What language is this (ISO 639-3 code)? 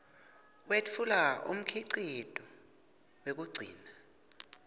ssw